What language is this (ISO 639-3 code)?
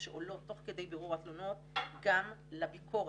heb